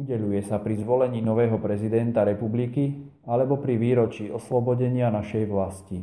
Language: Slovak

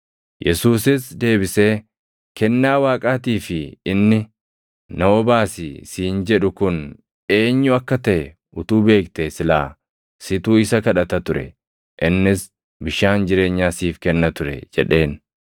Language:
Oromo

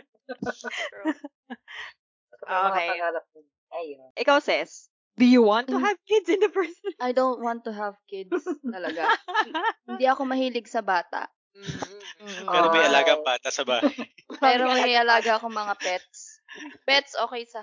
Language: Filipino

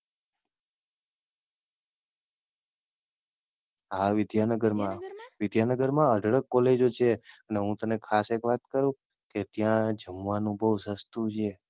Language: Gujarati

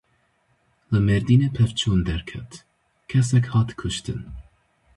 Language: Kurdish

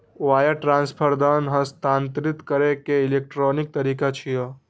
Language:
Maithili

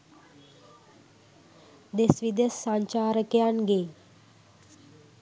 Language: Sinhala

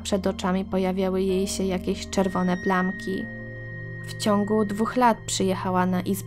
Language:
Polish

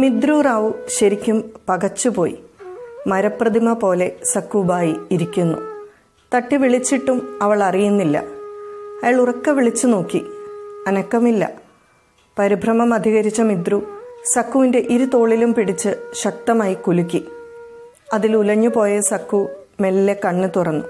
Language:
Malayalam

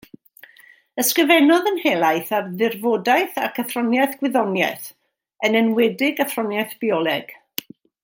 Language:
Welsh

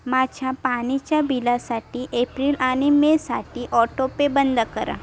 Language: Marathi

